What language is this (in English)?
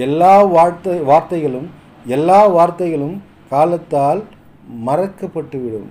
Tamil